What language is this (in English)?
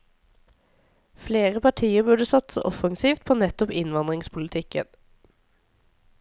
Norwegian